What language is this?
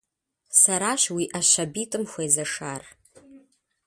Kabardian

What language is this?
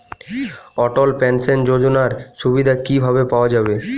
Bangla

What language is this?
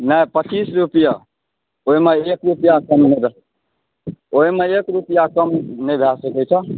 Maithili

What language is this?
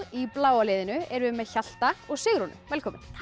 Icelandic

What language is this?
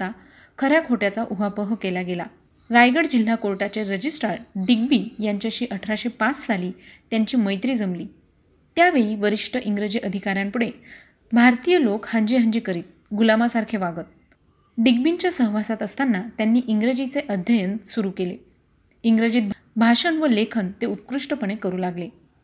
Marathi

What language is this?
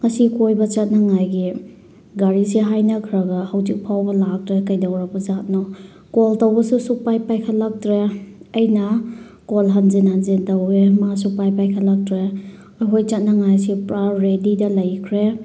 Manipuri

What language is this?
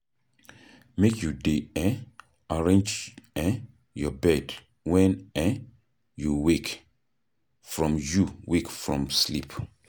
Nigerian Pidgin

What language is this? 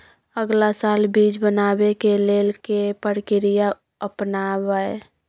Maithili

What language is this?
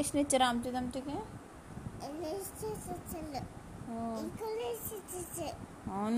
Telugu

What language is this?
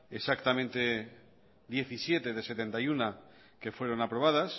Spanish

